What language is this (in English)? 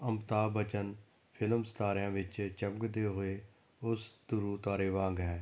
Punjabi